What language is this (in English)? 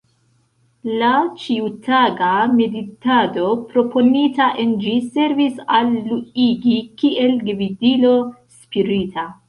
Esperanto